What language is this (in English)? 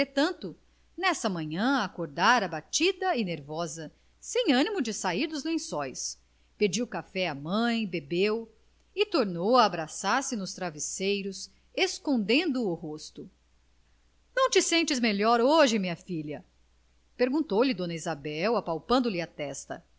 Portuguese